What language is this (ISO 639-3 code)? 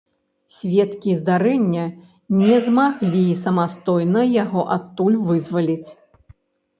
bel